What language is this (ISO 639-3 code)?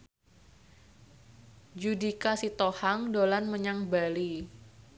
jav